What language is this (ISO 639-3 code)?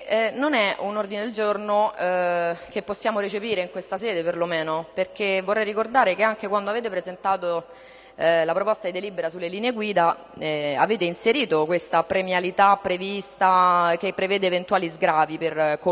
ita